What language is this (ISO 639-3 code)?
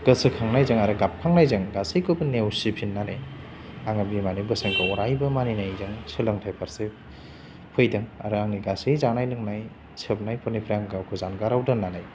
brx